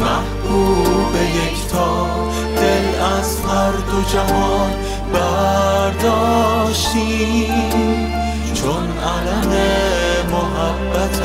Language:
Persian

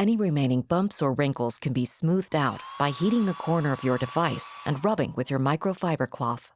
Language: English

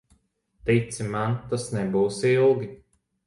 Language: Latvian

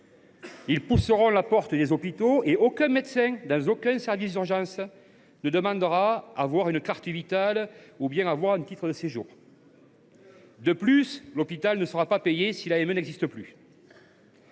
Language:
French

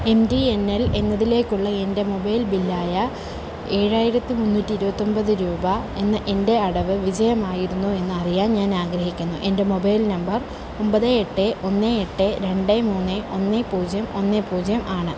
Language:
Malayalam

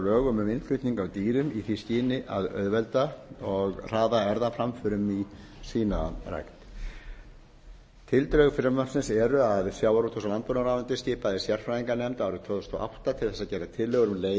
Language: Icelandic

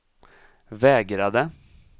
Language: Swedish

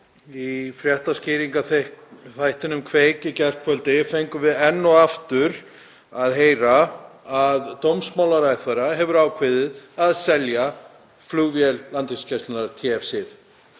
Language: Icelandic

